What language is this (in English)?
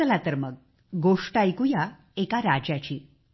Marathi